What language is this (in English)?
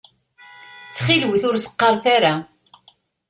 Kabyle